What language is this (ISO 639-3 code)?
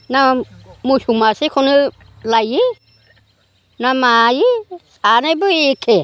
brx